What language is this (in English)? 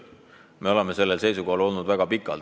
Estonian